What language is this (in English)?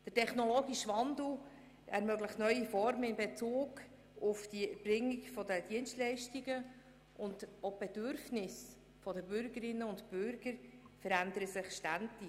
Swiss German